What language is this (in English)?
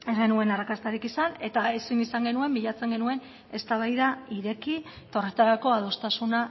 Basque